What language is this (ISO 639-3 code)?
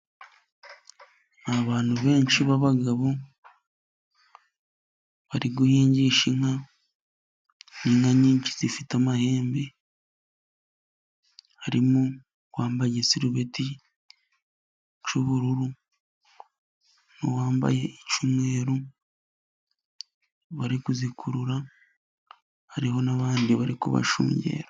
kin